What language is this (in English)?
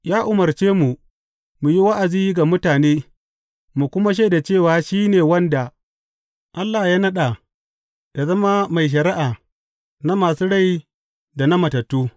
Hausa